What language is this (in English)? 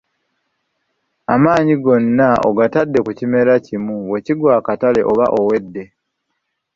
Ganda